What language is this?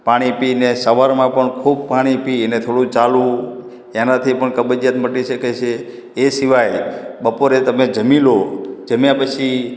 Gujarati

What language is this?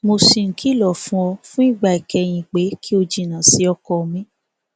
Yoruba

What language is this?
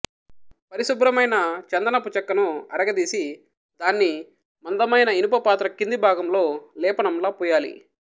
Telugu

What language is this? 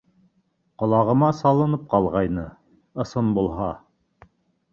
Bashkir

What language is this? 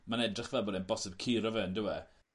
Welsh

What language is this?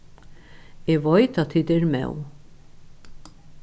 Faroese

